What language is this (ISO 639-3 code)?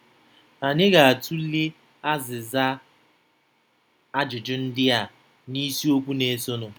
ibo